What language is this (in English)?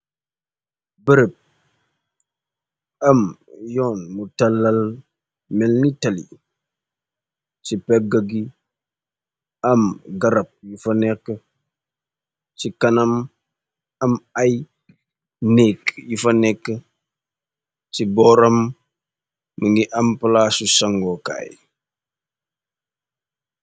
Wolof